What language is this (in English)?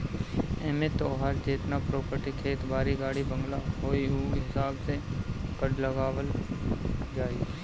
Bhojpuri